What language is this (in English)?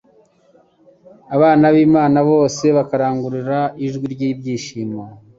Kinyarwanda